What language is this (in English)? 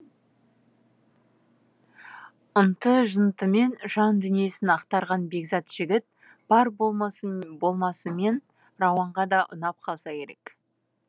Kazakh